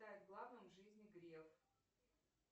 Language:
Russian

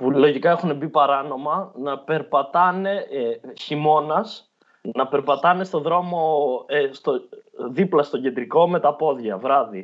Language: Greek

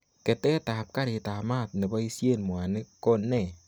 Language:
Kalenjin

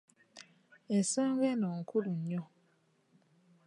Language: Ganda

